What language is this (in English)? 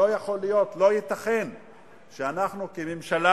Hebrew